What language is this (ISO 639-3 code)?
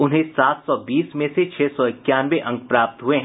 hin